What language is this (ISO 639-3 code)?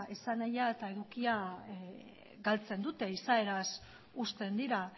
eus